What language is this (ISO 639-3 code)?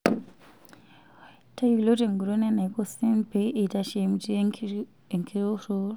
mas